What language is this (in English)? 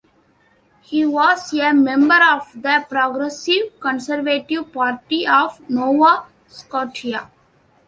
English